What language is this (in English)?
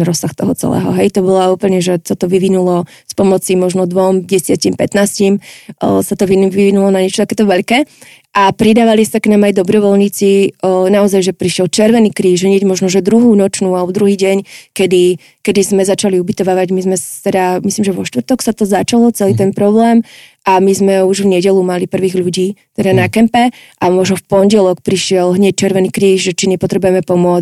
Slovak